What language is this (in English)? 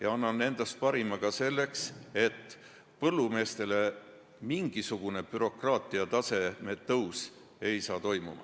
Estonian